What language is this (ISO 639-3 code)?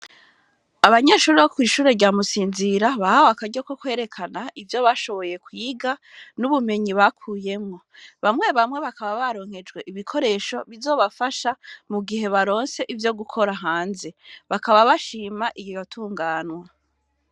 run